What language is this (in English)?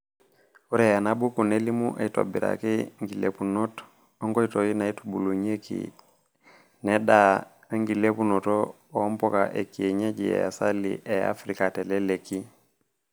Masai